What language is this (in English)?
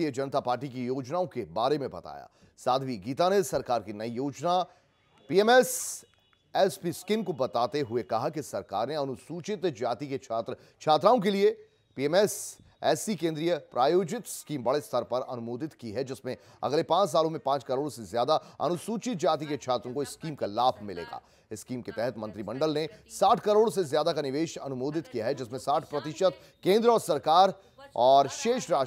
Hindi